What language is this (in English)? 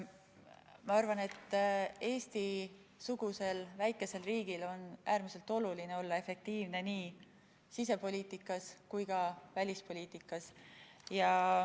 Estonian